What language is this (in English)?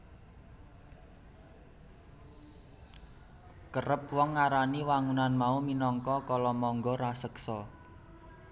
Javanese